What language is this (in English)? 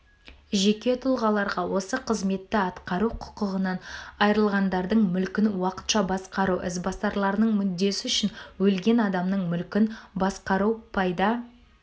Kazakh